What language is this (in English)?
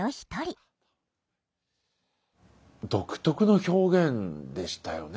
Japanese